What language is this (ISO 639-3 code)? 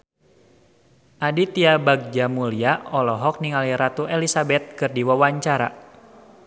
sun